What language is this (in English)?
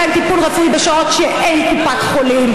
Hebrew